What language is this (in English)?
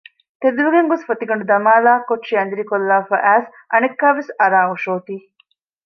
Divehi